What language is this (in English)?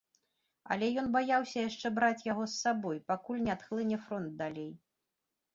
Belarusian